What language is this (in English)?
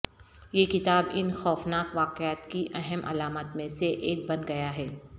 Urdu